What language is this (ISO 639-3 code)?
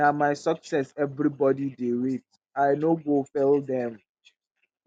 pcm